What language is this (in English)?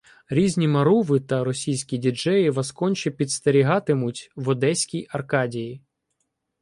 Ukrainian